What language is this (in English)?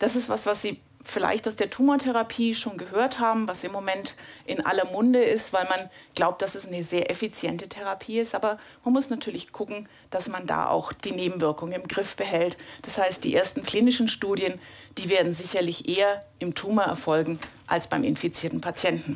German